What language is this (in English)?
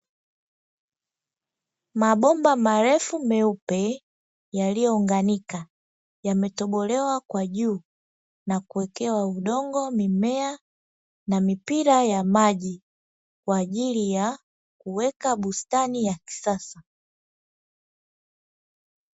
Swahili